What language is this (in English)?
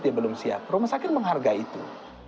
Indonesian